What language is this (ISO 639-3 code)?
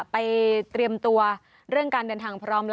tha